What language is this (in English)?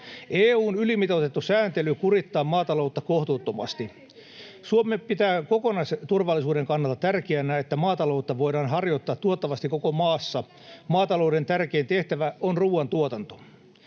Finnish